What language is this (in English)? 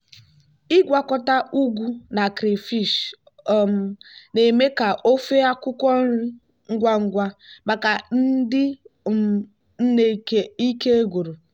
Igbo